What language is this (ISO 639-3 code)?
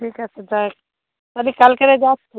ben